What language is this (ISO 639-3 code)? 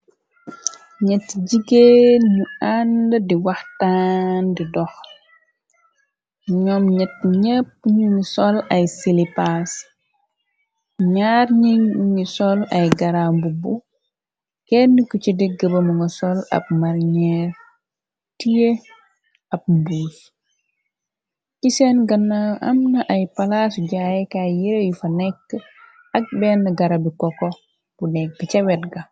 wol